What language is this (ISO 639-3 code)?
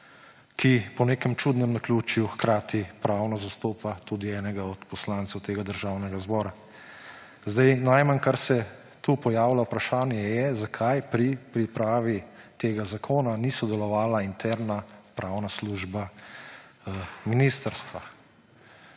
slv